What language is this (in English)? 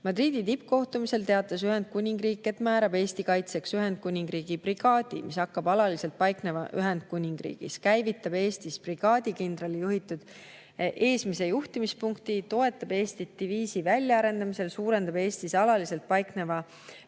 Estonian